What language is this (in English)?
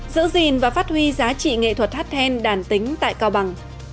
Vietnamese